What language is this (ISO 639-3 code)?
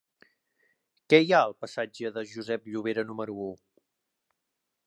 cat